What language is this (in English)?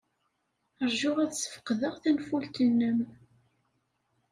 Kabyle